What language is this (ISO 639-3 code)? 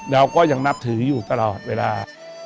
tha